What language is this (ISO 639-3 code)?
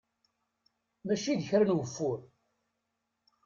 kab